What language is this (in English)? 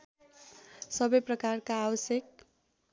Nepali